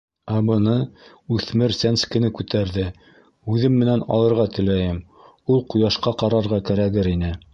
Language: Bashkir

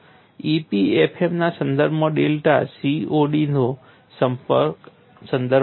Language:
Gujarati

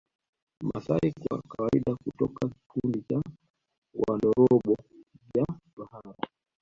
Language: Swahili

